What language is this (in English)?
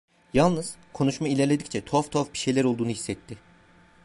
Turkish